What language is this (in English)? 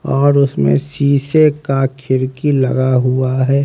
Hindi